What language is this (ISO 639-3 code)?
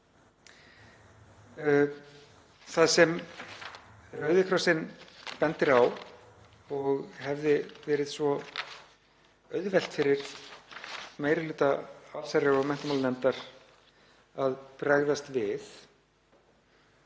isl